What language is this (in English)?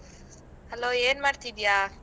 Kannada